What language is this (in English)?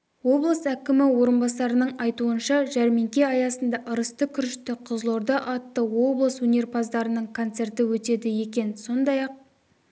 Kazakh